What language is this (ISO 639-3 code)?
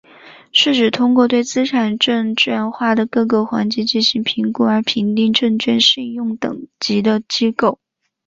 zho